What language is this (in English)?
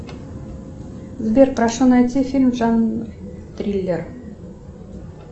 Russian